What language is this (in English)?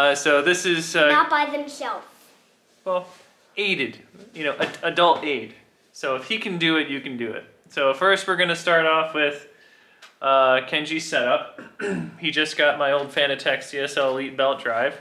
English